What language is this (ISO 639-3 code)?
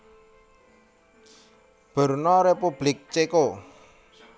jav